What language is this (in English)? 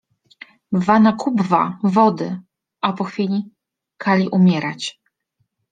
Polish